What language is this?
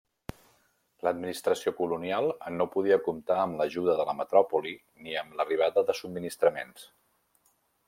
Catalan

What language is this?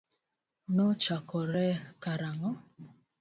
Luo (Kenya and Tanzania)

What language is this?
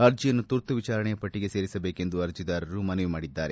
Kannada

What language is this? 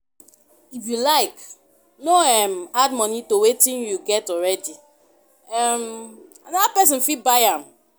Nigerian Pidgin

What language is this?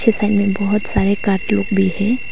Hindi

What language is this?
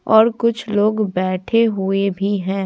Hindi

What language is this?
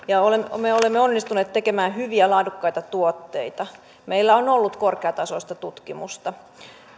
Finnish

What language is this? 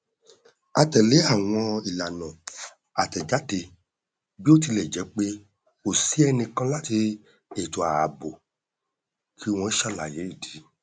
Yoruba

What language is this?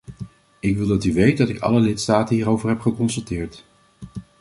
Dutch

